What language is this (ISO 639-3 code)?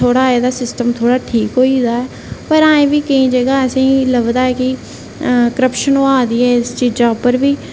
doi